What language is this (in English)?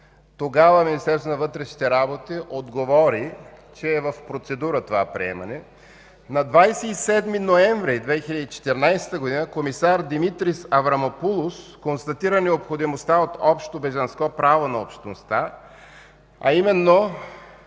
Bulgarian